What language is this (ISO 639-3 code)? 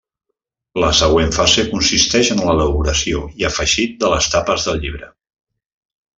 cat